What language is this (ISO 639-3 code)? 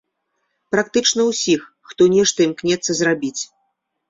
bel